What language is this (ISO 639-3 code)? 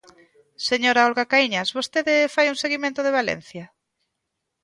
glg